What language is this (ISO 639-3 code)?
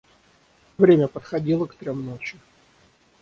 rus